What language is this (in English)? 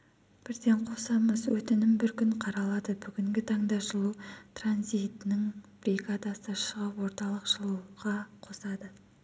Kazakh